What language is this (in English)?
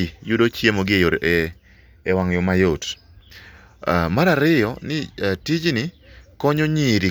Luo (Kenya and Tanzania)